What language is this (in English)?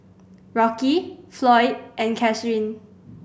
English